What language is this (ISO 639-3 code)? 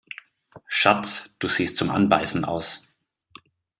deu